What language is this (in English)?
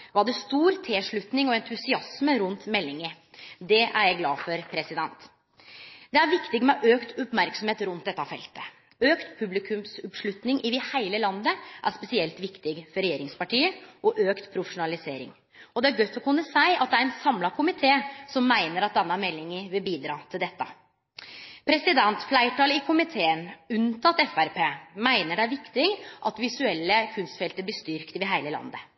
Norwegian Nynorsk